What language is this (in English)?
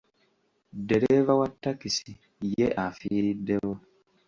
Ganda